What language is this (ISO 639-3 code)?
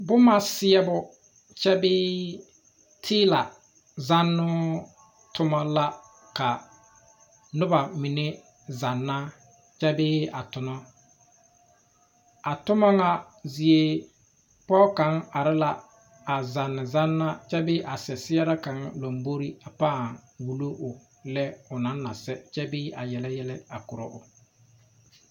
dga